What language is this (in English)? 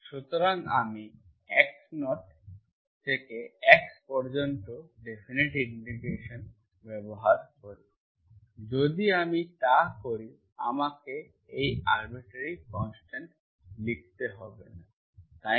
Bangla